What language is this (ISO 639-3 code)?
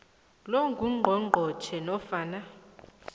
nbl